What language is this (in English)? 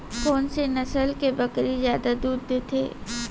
Chhattisgarhi